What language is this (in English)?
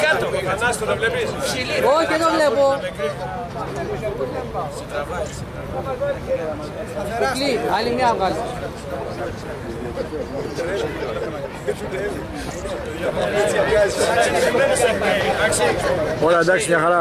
Greek